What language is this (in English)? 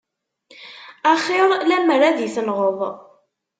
Kabyle